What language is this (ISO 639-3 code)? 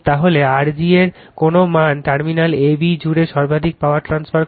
ben